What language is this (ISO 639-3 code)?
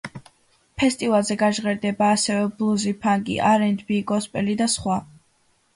kat